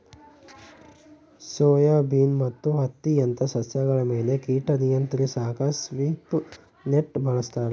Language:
Kannada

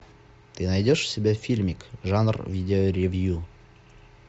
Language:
Russian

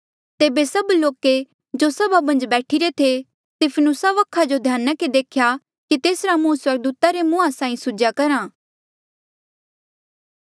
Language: Mandeali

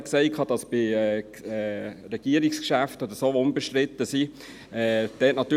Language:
Swiss German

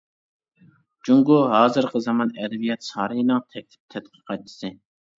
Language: Uyghur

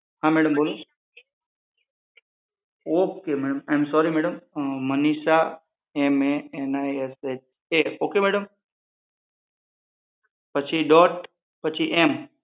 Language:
Gujarati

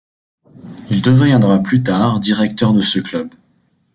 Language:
French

